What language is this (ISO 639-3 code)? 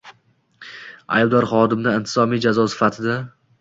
uzb